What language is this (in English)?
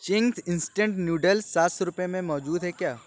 Urdu